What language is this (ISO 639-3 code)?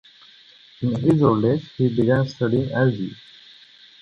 eng